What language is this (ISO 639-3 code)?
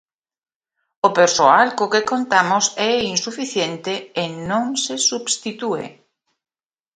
glg